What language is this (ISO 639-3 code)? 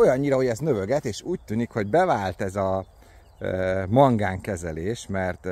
hun